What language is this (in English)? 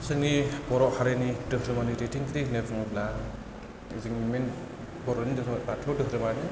Bodo